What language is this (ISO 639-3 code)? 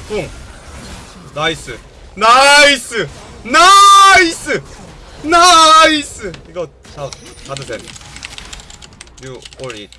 kor